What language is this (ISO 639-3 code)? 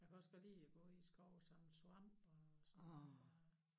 dan